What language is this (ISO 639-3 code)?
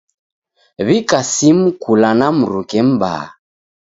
dav